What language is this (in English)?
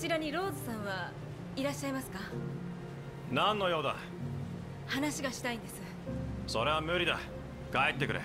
Japanese